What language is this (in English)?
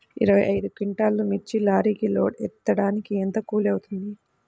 Telugu